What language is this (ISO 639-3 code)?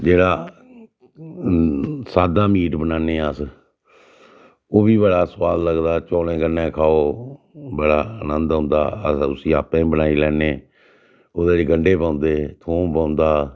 doi